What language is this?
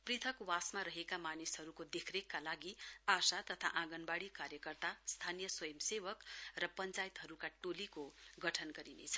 Nepali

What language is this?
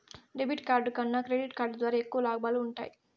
Telugu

